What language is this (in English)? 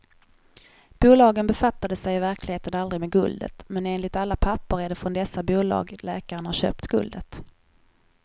Swedish